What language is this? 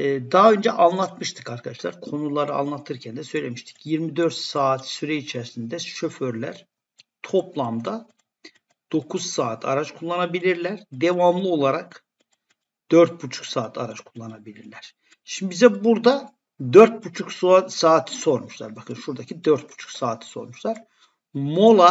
Turkish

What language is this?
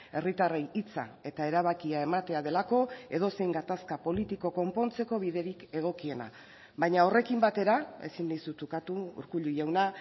Basque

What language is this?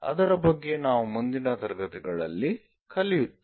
Kannada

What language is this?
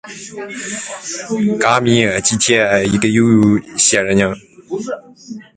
Chinese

